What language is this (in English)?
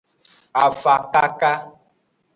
Aja (Benin)